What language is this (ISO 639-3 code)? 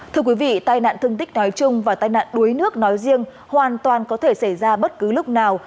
vie